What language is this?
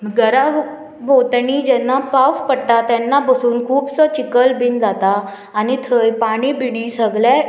Konkani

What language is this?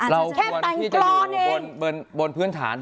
Thai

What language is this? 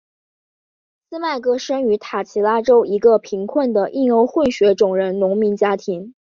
Chinese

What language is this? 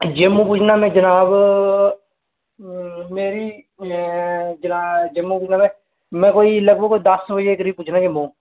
Dogri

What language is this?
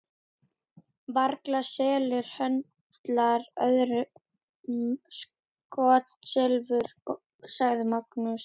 Icelandic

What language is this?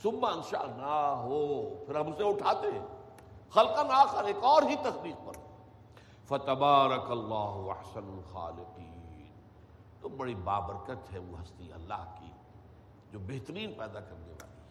Urdu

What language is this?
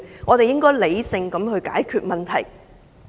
Cantonese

